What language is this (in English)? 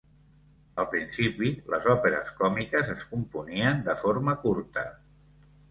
Catalan